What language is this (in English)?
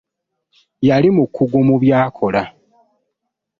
Ganda